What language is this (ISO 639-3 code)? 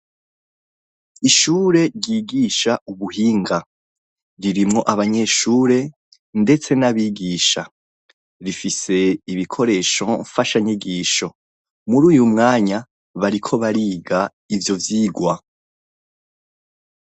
run